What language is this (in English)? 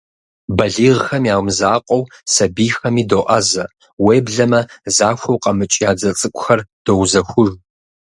Kabardian